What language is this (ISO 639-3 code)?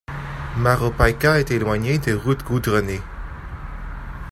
fra